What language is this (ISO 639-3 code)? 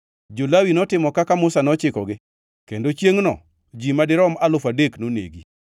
luo